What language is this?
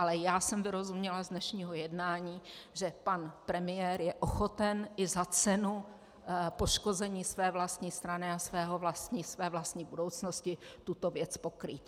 Czech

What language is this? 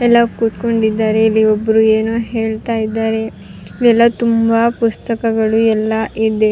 Kannada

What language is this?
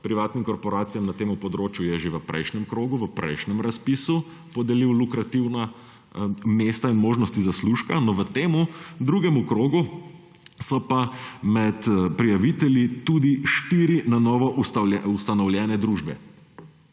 Slovenian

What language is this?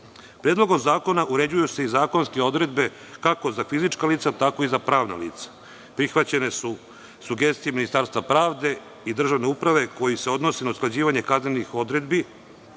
Serbian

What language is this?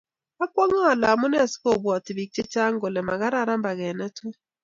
Kalenjin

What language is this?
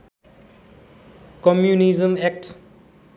Nepali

